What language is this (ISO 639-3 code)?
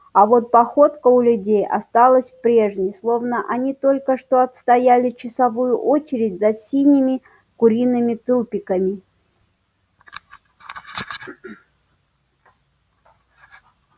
rus